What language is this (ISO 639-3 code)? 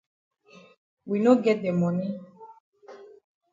wes